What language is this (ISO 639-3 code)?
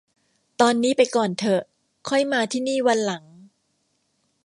tha